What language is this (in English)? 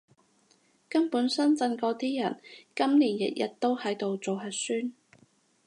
Cantonese